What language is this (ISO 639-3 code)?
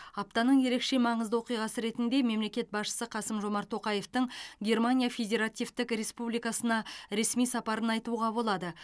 kaz